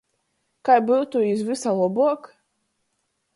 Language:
Latgalian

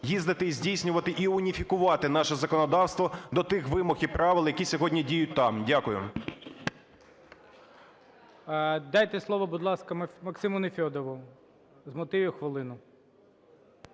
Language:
Ukrainian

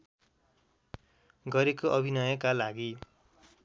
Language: Nepali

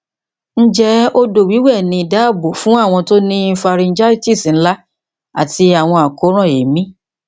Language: Yoruba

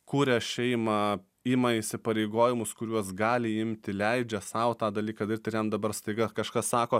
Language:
Lithuanian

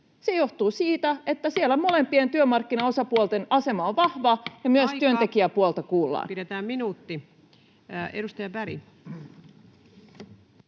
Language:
Finnish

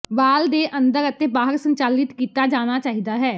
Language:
Punjabi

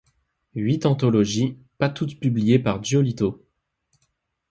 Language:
French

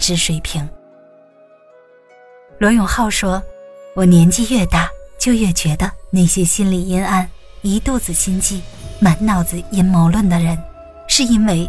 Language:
Chinese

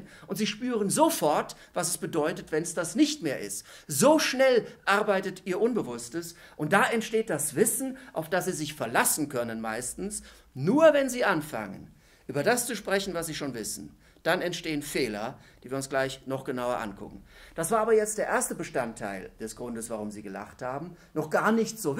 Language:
German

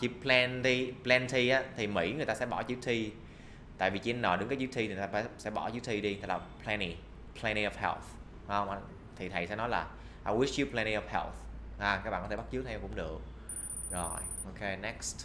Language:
Vietnamese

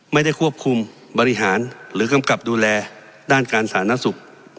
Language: Thai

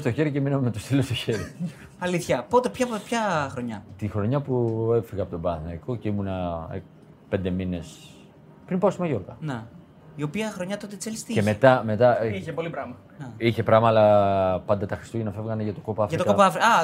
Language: Greek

